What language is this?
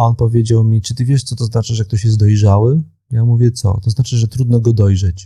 Polish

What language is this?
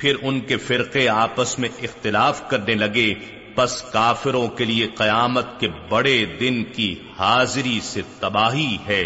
Urdu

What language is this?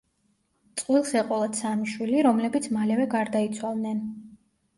Georgian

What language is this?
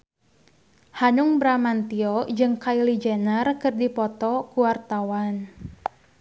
Sundanese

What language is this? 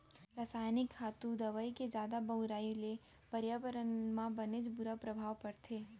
Chhattisgarhi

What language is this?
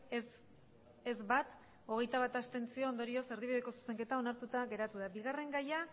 Basque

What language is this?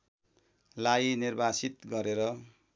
Nepali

